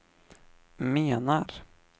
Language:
Swedish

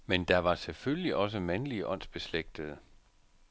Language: Danish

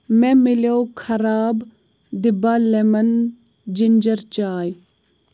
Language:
Kashmiri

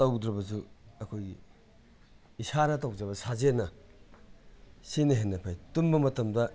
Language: Manipuri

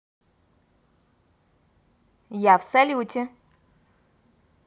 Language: Russian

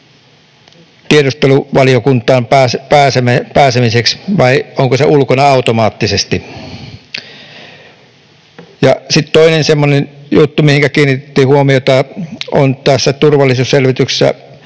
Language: Finnish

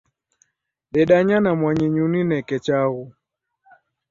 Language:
Taita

